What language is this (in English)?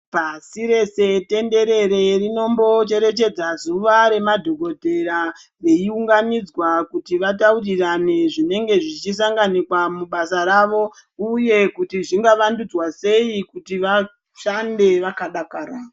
Ndau